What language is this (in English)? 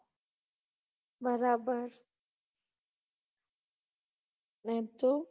Gujarati